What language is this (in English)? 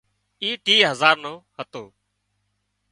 Wadiyara Koli